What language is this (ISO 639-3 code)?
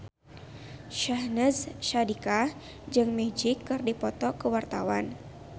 sun